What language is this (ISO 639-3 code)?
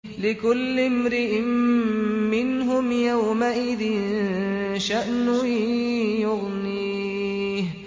ara